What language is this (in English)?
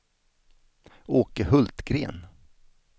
Swedish